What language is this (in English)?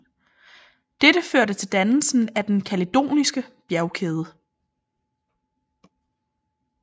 Danish